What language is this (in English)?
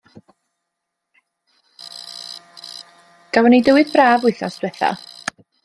Welsh